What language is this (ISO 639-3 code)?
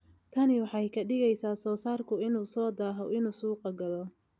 som